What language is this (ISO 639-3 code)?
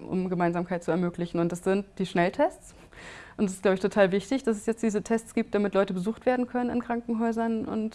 deu